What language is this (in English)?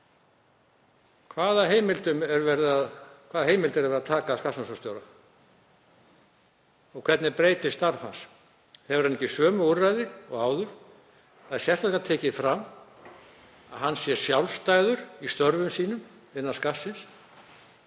Icelandic